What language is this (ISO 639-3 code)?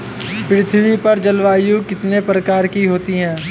hin